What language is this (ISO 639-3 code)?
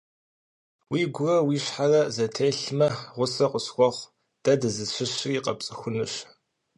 kbd